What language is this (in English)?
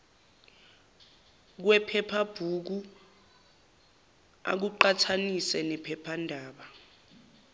Zulu